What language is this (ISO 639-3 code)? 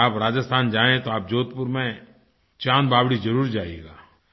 hin